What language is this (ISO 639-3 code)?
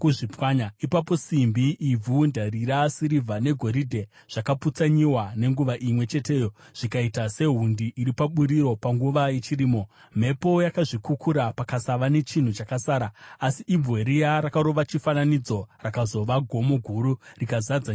sna